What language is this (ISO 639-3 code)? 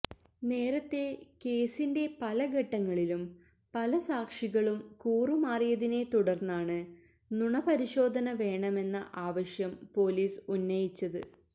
mal